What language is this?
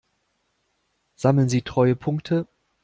German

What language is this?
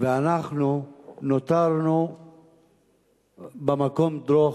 Hebrew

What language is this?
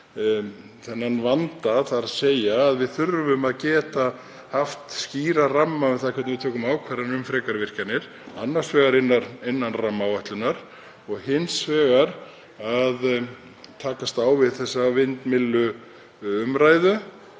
Icelandic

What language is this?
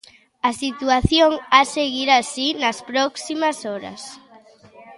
Galician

